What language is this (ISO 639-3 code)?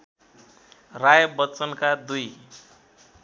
nep